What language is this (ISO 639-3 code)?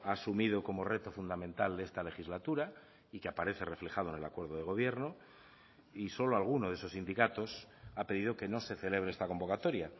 spa